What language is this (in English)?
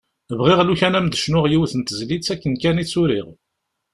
Kabyle